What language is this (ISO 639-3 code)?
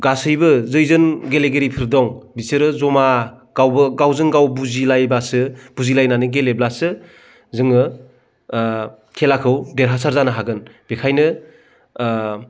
brx